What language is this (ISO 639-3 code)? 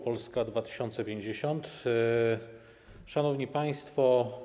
pol